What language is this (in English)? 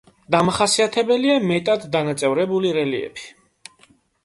Georgian